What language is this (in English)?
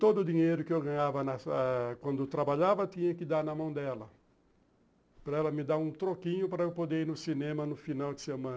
Portuguese